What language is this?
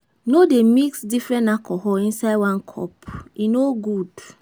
Nigerian Pidgin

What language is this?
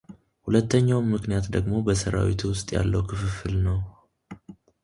Amharic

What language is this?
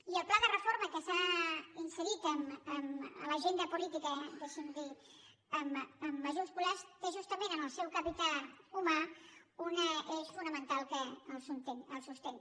Catalan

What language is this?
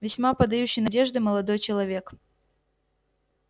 Russian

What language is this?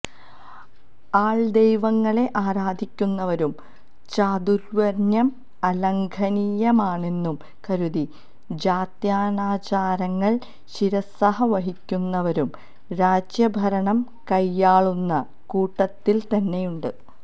Malayalam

